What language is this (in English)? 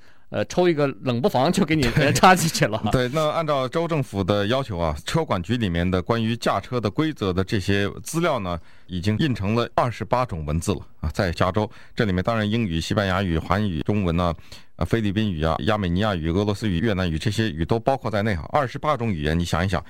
Chinese